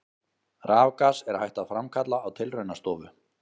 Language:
Icelandic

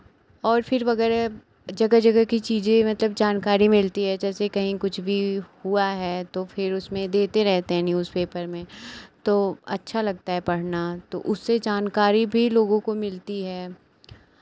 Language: Hindi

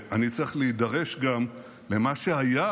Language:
Hebrew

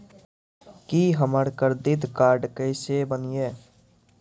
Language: Maithili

